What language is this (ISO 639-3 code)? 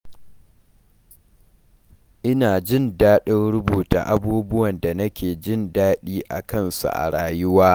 hau